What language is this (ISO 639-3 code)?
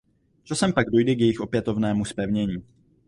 ces